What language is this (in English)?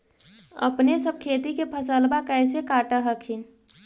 Magahi